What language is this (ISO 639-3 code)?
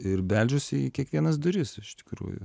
lit